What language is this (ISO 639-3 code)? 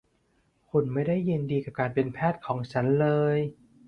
tha